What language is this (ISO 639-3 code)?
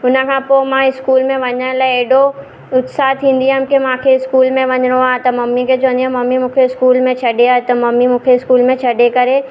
snd